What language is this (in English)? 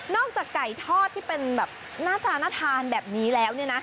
Thai